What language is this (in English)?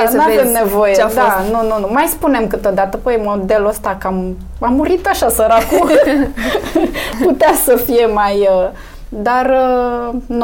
Romanian